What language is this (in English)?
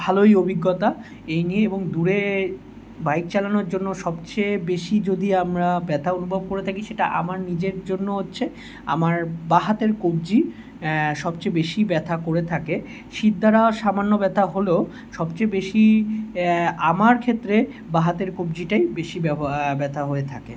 Bangla